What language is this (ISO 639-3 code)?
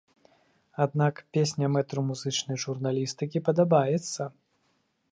bel